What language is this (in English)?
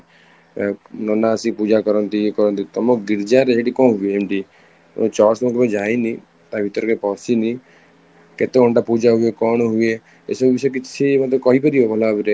Odia